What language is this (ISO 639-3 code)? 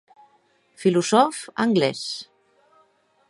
oci